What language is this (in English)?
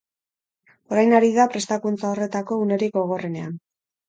Basque